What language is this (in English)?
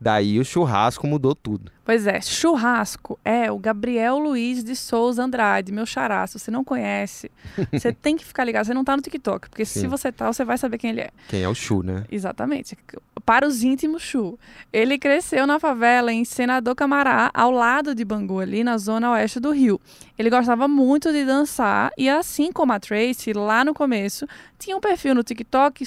Portuguese